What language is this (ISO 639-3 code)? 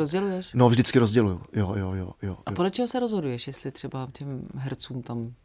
ces